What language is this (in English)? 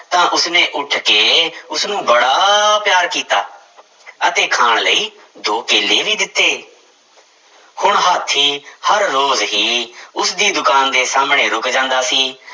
Punjabi